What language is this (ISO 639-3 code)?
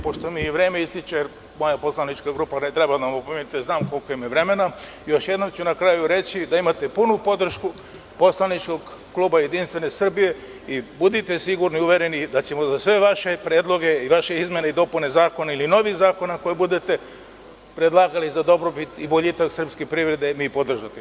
srp